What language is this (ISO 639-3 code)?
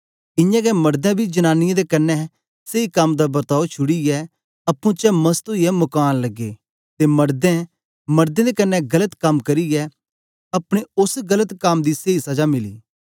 doi